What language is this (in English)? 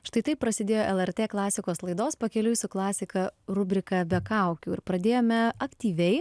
Lithuanian